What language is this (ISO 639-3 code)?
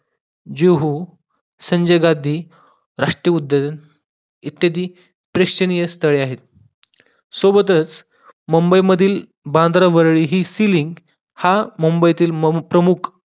mar